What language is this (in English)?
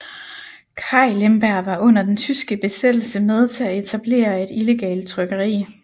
Danish